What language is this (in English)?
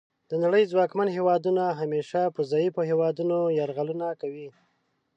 Pashto